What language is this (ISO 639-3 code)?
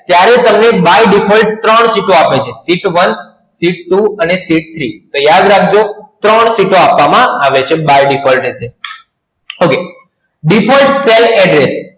guj